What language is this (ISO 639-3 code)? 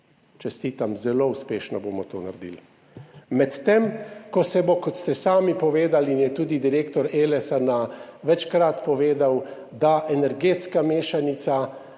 slv